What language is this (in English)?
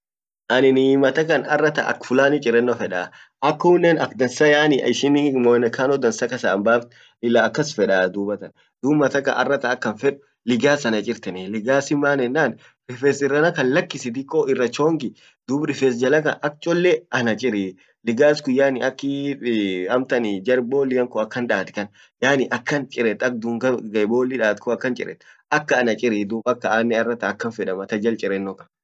Orma